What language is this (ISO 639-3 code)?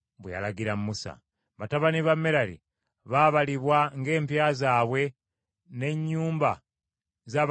lug